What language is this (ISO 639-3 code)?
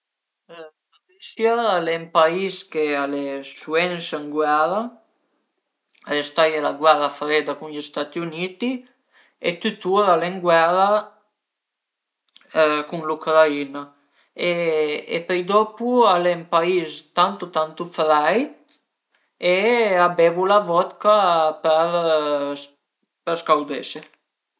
pms